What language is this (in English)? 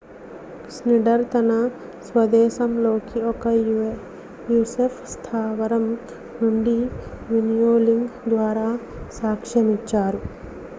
Telugu